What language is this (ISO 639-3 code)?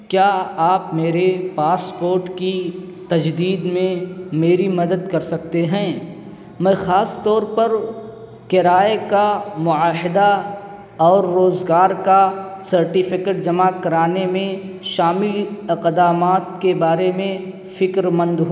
urd